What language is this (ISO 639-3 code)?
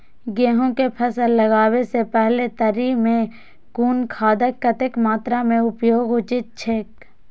mai